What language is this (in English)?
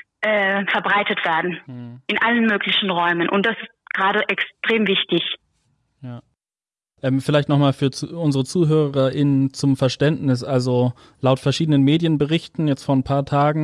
German